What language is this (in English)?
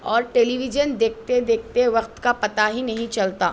Urdu